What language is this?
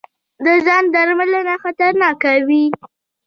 Pashto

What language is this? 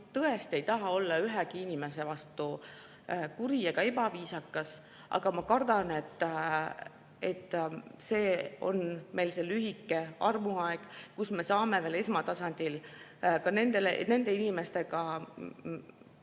Estonian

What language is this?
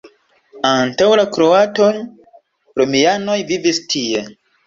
Esperanto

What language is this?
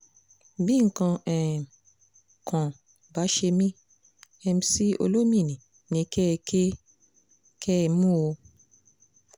Yoruba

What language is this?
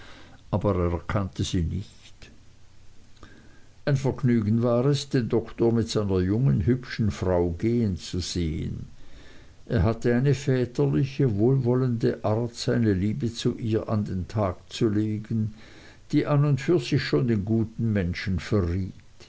German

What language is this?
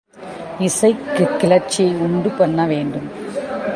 Tamil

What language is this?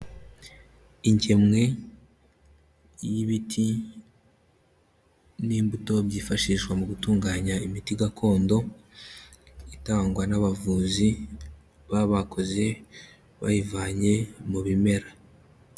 Kinyarwanda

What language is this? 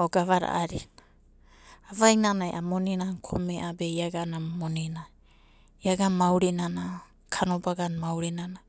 Abadi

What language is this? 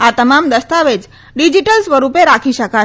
Gujarati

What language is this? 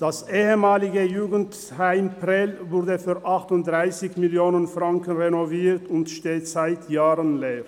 Swiss German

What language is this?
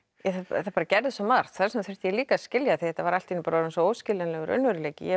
Icelandic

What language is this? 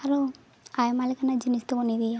Santali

